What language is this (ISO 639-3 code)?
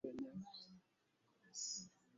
swa